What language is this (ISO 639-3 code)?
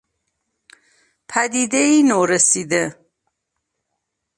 fas